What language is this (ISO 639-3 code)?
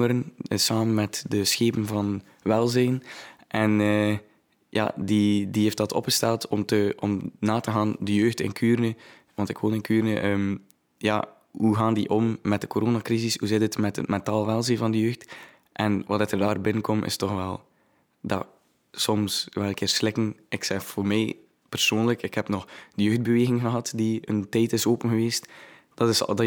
nld